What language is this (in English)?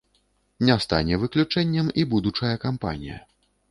Belarusian